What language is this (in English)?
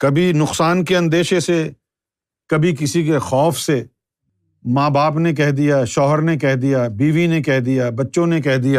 Urdu